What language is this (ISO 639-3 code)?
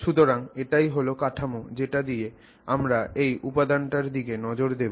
ben